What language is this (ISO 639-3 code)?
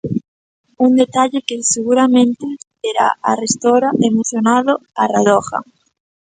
glg